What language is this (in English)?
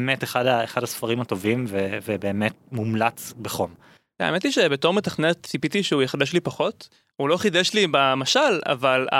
Hebrew